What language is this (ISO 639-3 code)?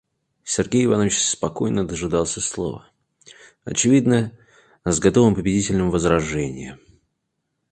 rus